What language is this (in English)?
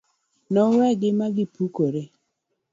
Luo (Kenya and Tanzania)